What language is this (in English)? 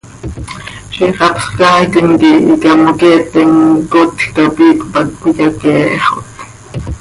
Seri